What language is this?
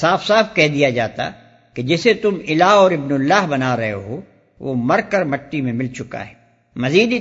Urdu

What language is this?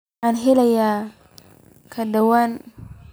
Somali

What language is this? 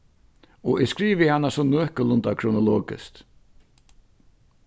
Faroese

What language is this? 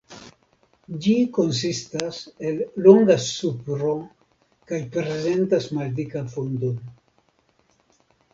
Esperanto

